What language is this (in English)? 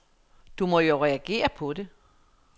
Danish